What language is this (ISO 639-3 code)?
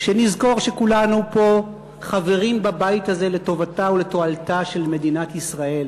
heb